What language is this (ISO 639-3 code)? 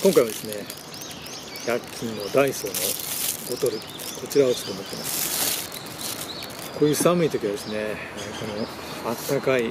jpn